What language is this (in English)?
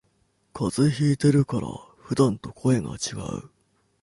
Japanese